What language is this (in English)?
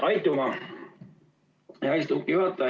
Estonian